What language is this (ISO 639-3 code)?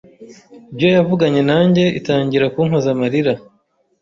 kin